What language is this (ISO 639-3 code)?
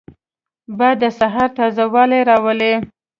pus